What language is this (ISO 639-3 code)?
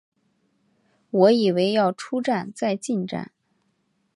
zho